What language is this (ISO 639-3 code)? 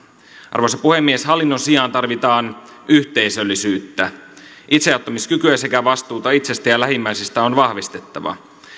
fin